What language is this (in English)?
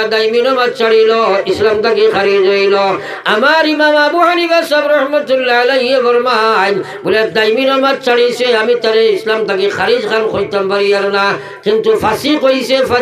Bangla